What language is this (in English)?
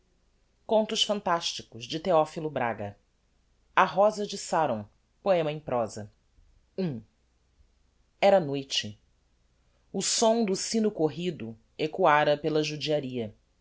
Portuguese